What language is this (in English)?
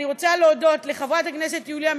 Hebrew